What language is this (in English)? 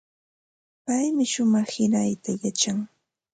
Ambo-Pasco Quechua